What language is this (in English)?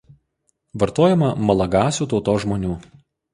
Lithuanian